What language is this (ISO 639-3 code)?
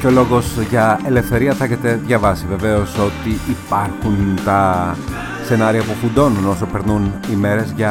ell